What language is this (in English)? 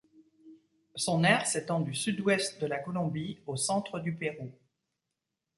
French